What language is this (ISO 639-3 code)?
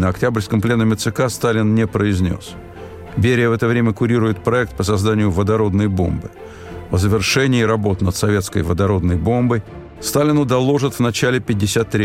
rus